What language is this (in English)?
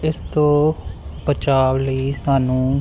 Punjabi